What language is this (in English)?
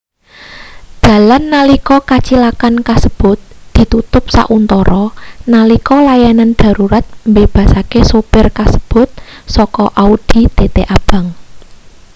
Javanese